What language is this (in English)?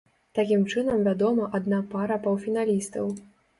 Belarusian